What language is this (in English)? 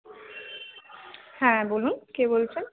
Bangla